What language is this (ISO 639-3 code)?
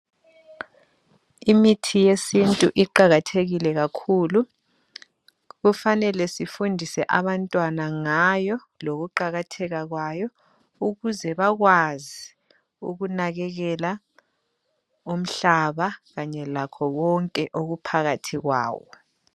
nde